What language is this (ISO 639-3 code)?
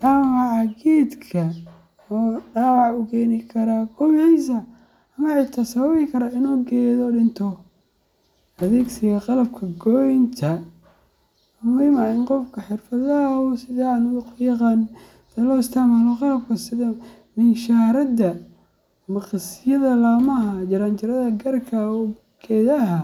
som